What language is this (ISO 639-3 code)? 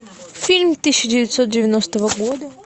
rus